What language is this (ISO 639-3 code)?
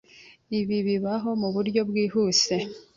kin